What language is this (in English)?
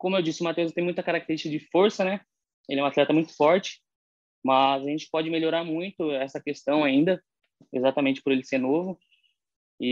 Portuguese